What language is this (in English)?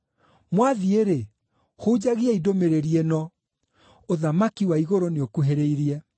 Kikuyu